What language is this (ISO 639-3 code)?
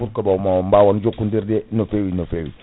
ful